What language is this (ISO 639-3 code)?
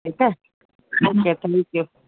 snd